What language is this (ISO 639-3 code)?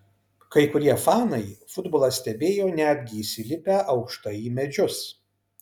lit